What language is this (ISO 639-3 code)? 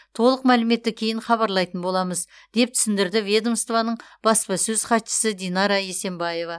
kaz